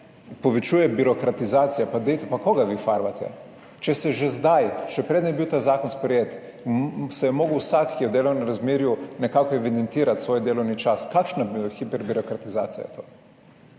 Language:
Slovenian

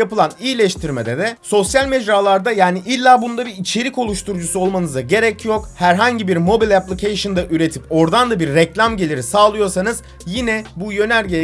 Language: Turkish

